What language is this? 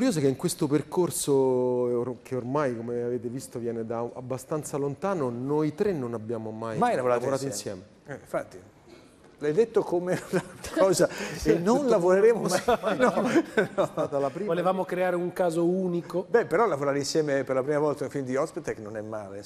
Italian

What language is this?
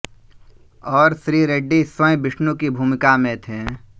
Hindi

